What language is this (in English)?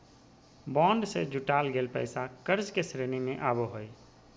Magahi